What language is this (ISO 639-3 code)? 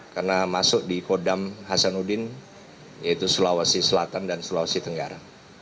ind